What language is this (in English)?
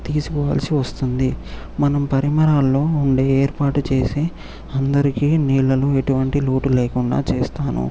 Telugu